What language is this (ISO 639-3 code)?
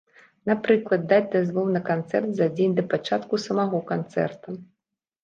bel